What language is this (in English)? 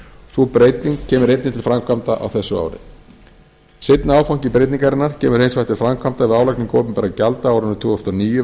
Icelandic